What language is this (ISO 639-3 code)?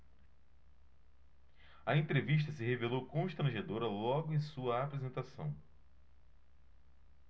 por